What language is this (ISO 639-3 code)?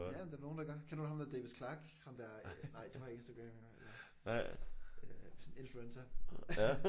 dan